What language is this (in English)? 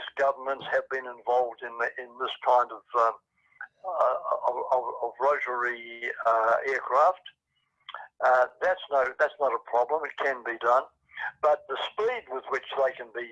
English